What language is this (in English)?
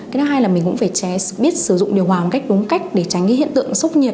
Vietnamese